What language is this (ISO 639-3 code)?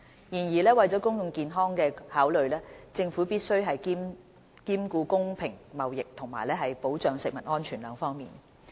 yue